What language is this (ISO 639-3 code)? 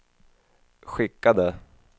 swe